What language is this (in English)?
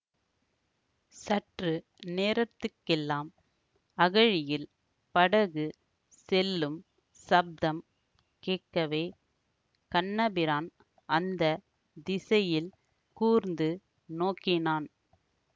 Tamil